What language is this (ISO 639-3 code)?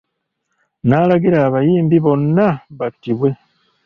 lug